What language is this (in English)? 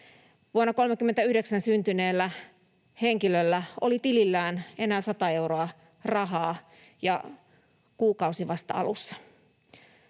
Finnish